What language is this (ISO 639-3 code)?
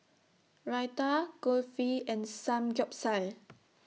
eng